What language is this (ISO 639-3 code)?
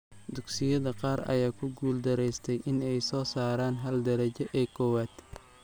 som